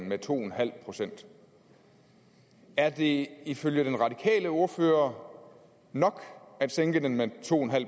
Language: Danish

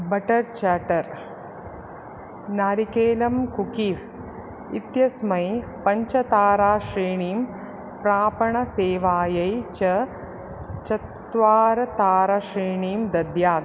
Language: Sanskrit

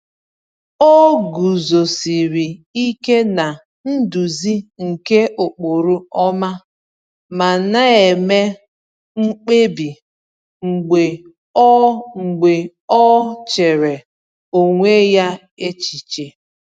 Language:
Igbo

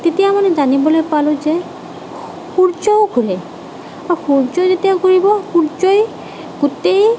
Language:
Assamese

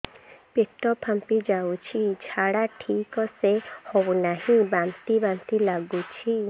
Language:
Odia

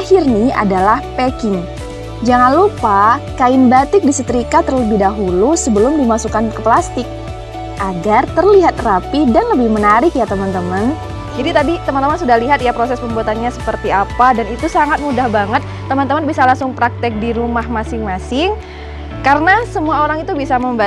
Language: Indonesian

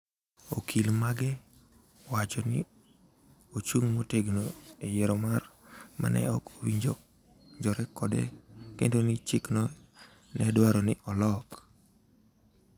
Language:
Luo (Kenya and Tanzania)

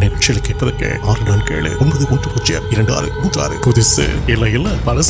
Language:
Urdu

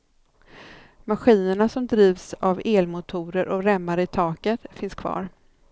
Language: Swedish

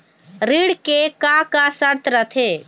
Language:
Chhattisgarhi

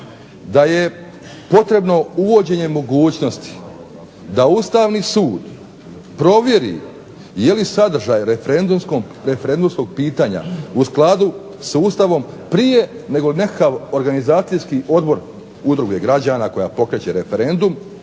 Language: Croatian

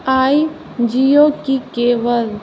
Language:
Maithili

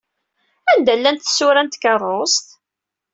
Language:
Kabyle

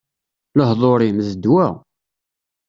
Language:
Kabyle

